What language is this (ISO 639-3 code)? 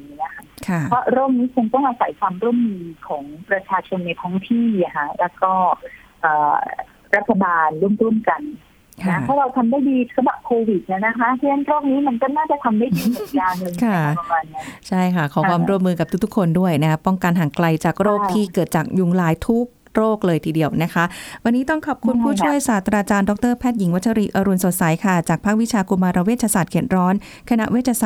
tha